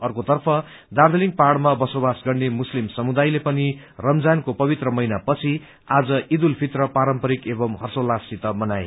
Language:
Nepali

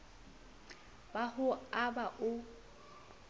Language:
Southern Sotho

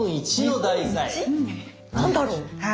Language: Japanese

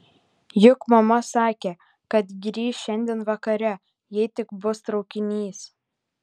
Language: Lithuanian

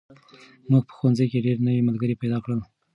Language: Pashto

